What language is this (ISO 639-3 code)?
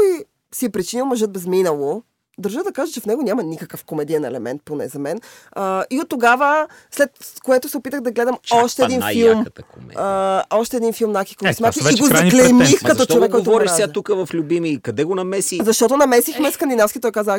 bul